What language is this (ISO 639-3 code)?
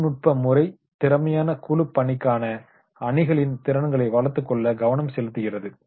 tam